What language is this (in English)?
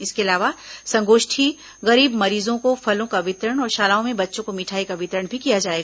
Hindi